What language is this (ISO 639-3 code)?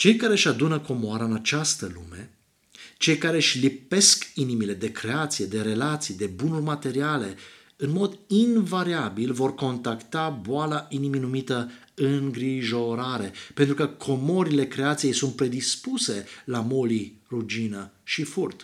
ron